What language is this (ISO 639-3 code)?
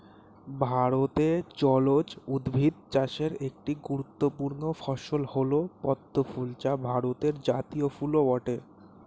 ben